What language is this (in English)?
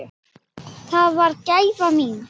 Icelandic